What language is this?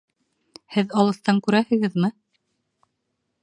Bashkir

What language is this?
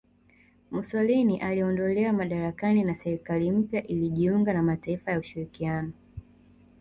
Swahili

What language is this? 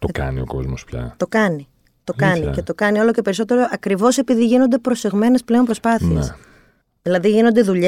Greek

